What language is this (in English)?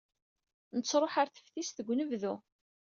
Kabyle